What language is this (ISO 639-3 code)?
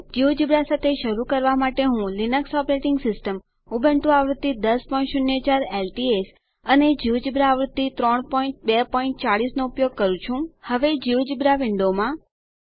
guj